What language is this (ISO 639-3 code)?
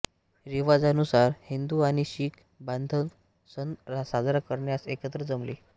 mar